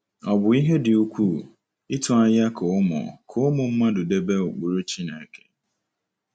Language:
Igbo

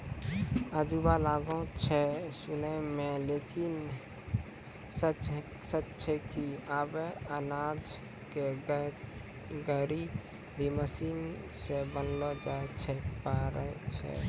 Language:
Maithili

